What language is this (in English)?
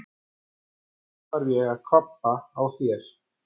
Icelandic